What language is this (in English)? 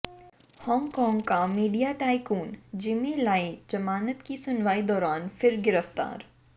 Hindi